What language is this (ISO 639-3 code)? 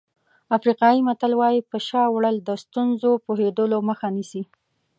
pus